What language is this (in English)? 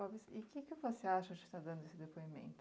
Portuguese